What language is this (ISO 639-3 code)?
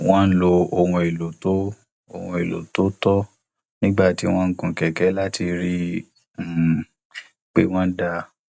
yor